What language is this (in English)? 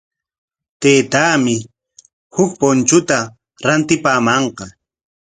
Corongo Ancash Quechua